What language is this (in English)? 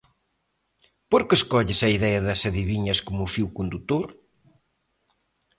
Galician